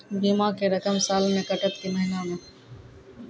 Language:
Maithili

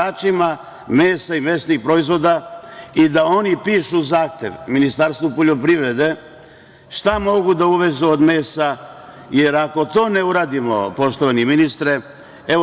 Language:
Serbian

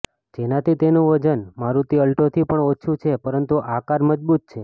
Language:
Gujarati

